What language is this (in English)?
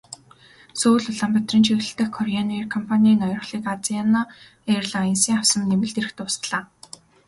Mongolian